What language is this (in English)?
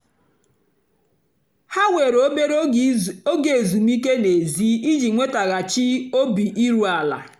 Igbo